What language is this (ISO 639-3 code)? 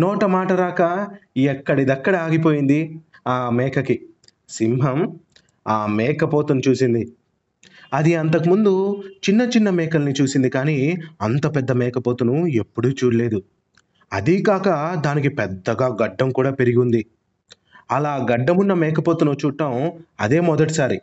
tel